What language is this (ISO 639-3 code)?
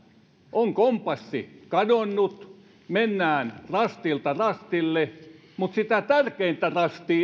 fin